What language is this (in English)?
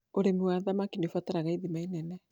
Kikuyu